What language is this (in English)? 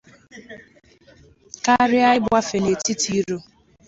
Igbo